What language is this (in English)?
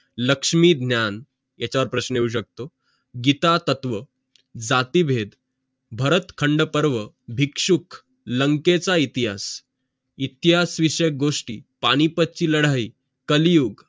Marathi